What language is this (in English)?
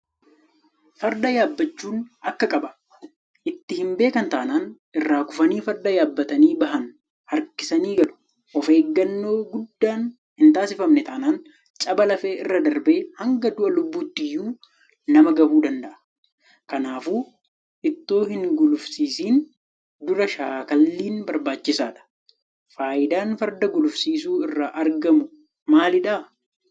Oromo